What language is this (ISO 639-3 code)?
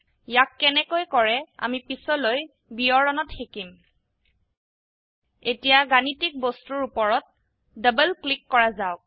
asm